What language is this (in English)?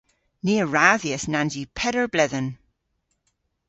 Cornish